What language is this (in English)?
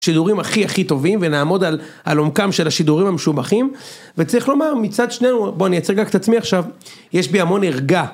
Hebrew